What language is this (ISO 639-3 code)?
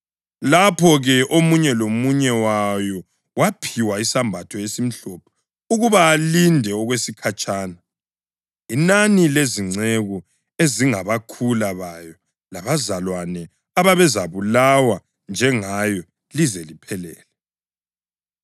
nde